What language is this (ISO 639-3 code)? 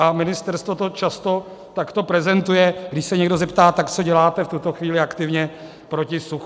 ces